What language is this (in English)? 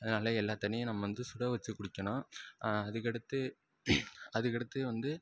Tamil